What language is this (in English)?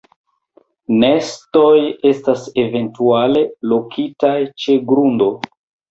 Esperanto